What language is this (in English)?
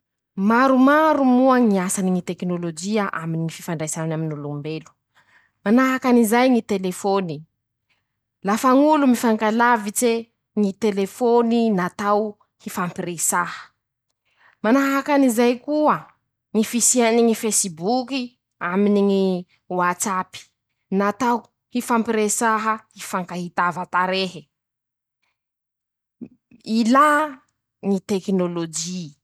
Masikoro Malagasy